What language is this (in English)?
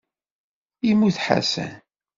Kabyle